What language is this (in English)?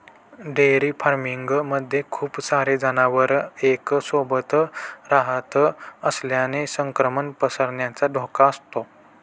Marathi